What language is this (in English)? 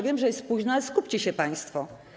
Polish